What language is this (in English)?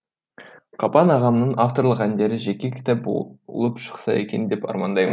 Kazakh